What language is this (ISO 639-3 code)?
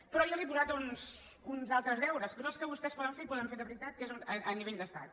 cat